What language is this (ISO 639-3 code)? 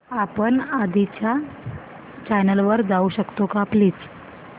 mar